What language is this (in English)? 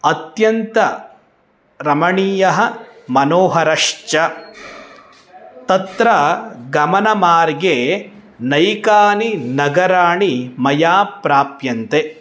Sanskrit